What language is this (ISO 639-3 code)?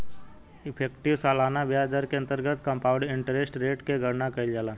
bho